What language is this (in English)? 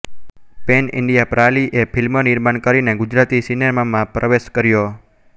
Gujarati